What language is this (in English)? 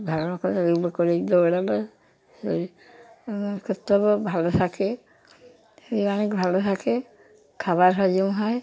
Bangla